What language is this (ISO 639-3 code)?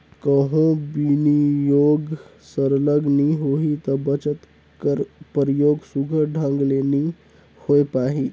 hne